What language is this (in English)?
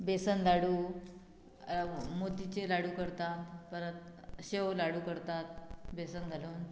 Konkani